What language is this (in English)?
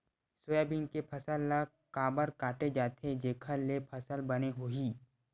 Chhattisgarhi